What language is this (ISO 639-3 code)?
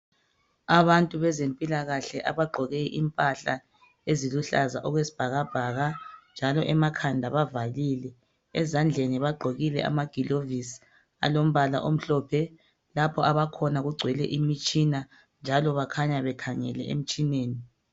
nde